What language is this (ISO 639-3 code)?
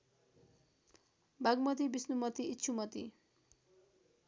nep